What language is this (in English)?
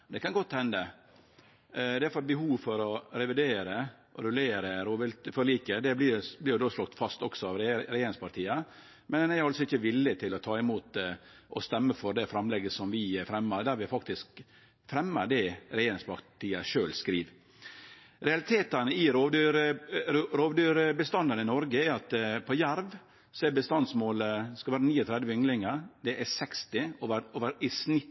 Norwegian Nynorsk